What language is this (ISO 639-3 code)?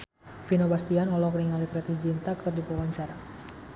sun